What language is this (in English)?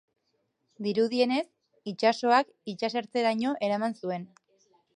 Basque